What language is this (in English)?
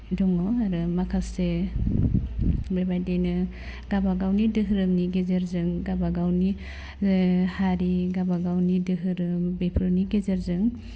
Bodo